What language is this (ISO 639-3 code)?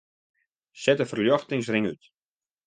fry